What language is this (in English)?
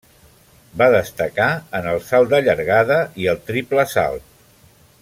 Catalan